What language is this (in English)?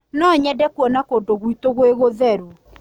Kikuyu